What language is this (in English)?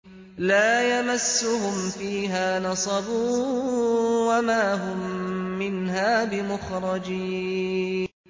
Arabic